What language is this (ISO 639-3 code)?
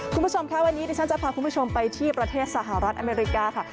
tha